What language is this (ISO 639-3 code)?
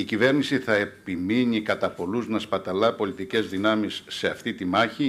ell